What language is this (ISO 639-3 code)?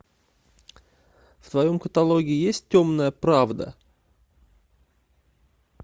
rus